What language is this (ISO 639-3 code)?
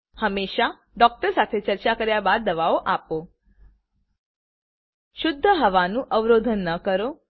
guj